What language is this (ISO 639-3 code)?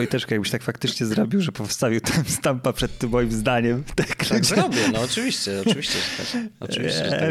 pol